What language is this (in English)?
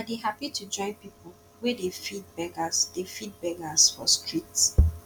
Nigerian Pidgin